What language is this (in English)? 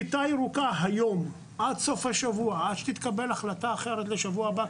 Hebrew